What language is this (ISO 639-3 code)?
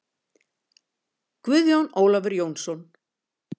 isl